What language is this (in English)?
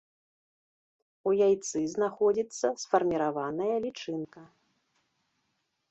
Belarusian